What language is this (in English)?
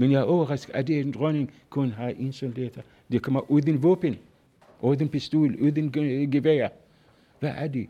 Danish